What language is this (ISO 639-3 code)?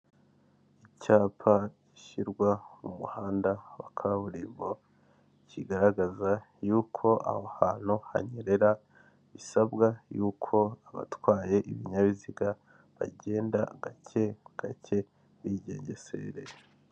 kin